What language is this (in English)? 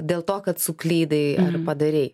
Lithuanian